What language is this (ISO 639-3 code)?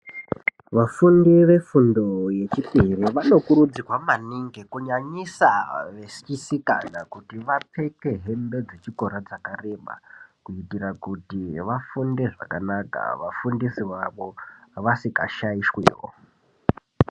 ndc